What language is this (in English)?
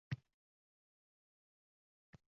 Uzbek